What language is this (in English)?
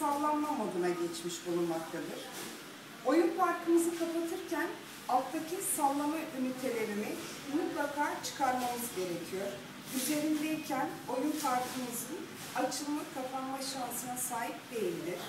Turkish